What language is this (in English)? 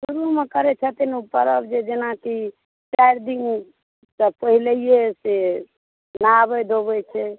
Maithili